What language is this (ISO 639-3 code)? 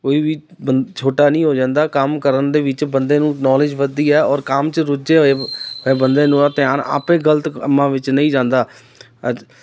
pan